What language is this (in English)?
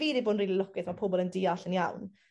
Welsh